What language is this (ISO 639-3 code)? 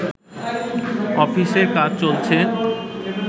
ben